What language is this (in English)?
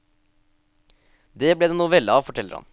Norwegian